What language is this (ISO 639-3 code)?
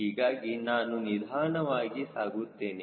kan